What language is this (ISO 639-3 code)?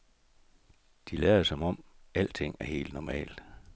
dan